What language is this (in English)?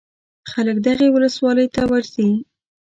Pashto